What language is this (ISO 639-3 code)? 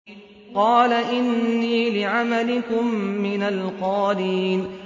ara